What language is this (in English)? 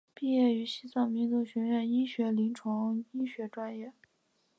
Chinese